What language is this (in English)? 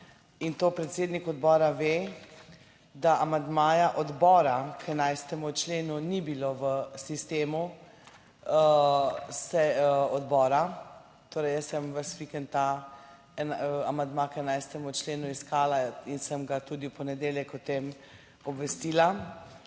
Slovenian